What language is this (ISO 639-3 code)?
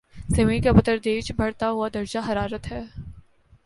urd